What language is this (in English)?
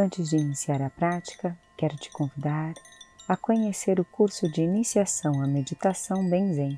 Portuguese